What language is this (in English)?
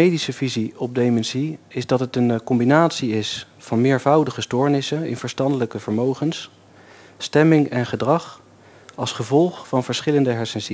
Dutch